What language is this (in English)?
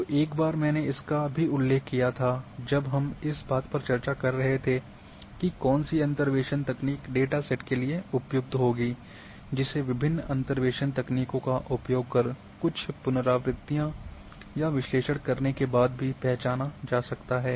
Hindi